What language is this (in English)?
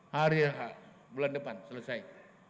Indonesian